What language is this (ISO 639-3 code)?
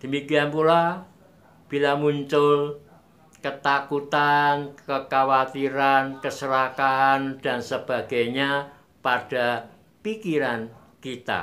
ind